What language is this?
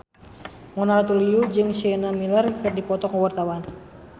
Sundanese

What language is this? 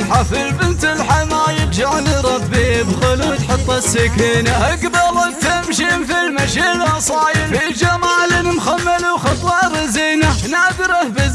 Arabic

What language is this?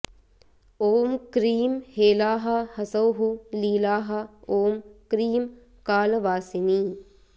Sanskrit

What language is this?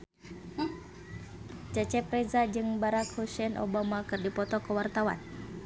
Sundanese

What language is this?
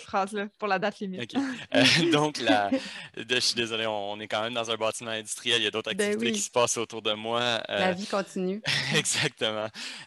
French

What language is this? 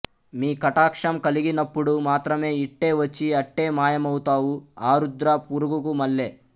Telugu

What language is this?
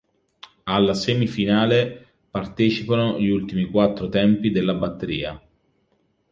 Italian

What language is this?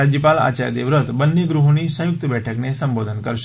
Gujarati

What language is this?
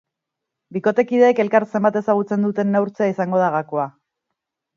Basque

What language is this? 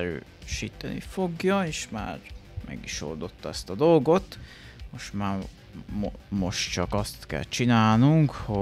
Hungarian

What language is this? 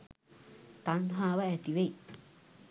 Sinhala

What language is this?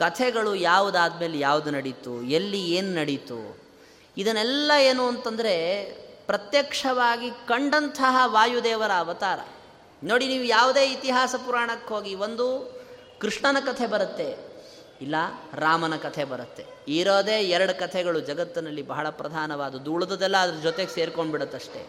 Kannada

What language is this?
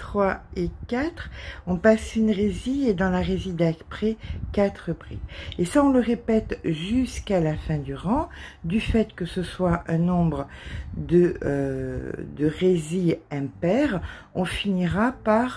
French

